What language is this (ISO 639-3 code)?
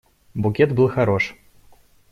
rus